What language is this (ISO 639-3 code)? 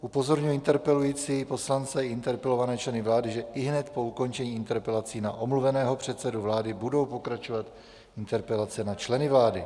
ces